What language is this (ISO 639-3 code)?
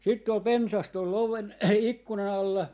fin